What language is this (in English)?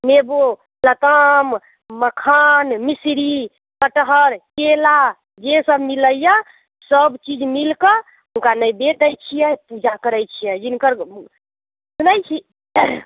Maithili